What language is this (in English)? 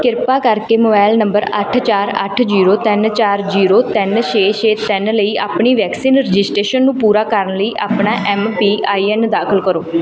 Punjabi